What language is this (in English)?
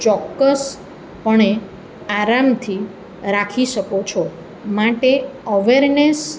Gujarati